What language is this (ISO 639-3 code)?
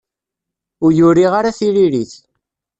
kab